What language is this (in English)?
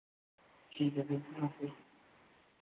Hindi